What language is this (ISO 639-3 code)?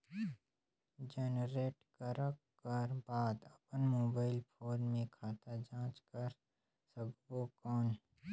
hne